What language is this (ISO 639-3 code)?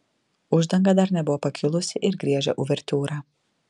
lit